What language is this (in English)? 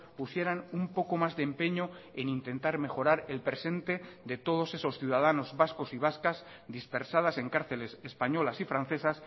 Spanish